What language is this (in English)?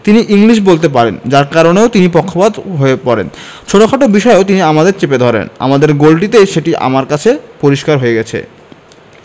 Bangla